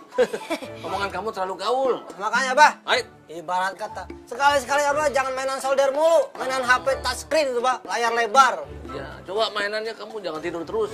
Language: Indonesian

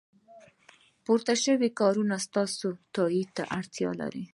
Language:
Pashto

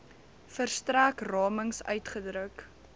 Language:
Afrikaans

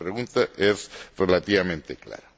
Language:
Spanish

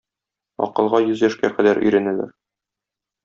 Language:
Tatar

